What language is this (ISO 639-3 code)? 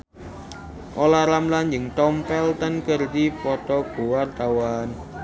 sun